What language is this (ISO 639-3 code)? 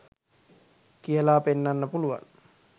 sin